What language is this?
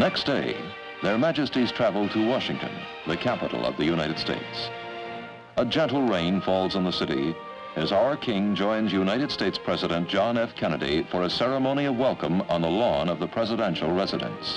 English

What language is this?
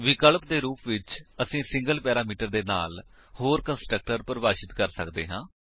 Punjabi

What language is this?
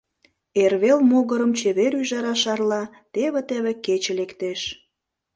Mari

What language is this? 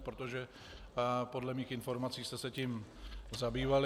Czech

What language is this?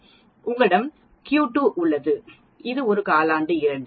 Tamil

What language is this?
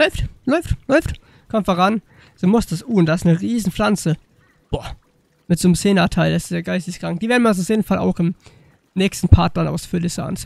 German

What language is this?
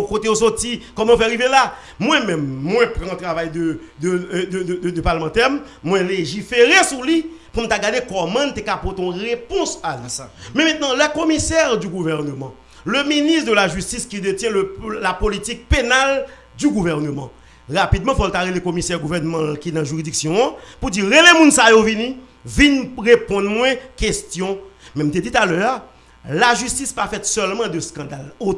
French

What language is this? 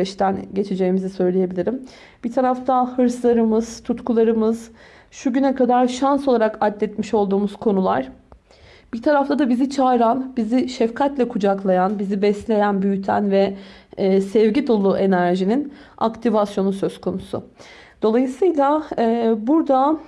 Turkish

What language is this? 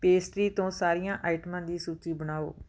Punjabi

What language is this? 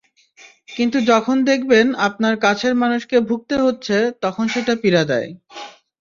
Bangla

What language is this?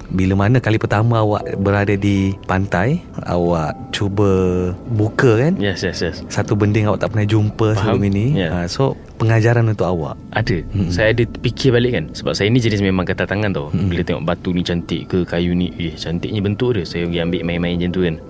Malay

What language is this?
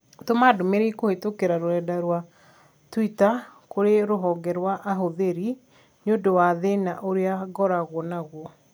Kikuyu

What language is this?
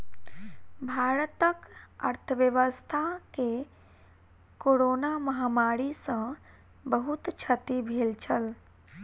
Maithili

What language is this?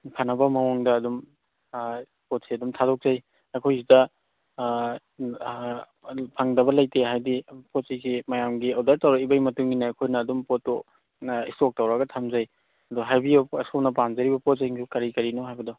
Manipuri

